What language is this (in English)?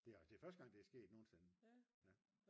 Danish